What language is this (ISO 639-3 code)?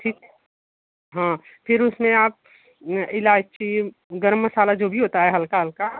hin